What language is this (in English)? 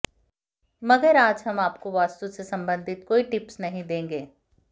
Hindi